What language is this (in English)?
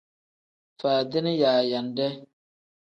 Tem